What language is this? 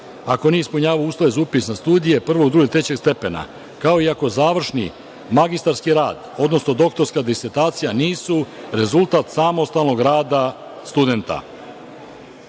Serbian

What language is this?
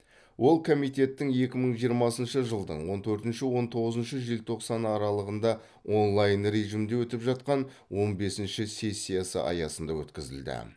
Kazakh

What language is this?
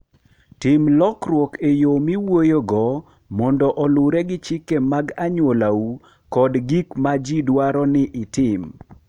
Luo (Kenya and Tanzania)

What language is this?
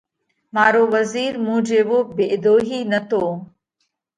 Parkari Koli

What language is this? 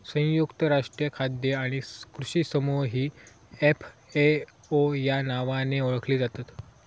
Marathi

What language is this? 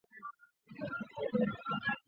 Chinese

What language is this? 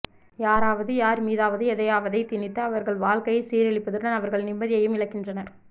Tamil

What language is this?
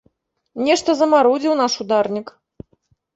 Belarusian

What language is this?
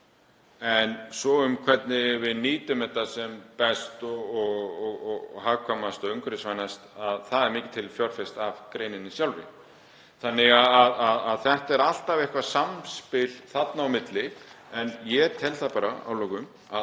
Icelandic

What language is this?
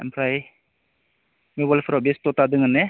Bodo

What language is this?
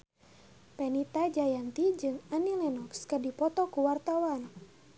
Sundanese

